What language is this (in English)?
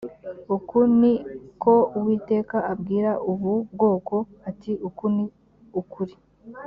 Kinyarwanda